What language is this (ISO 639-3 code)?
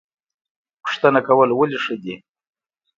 pus